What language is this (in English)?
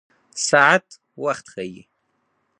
Pashto